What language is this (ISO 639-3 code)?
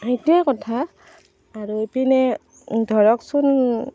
asm